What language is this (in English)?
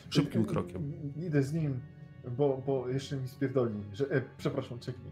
Polish